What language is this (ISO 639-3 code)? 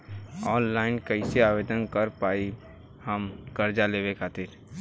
bho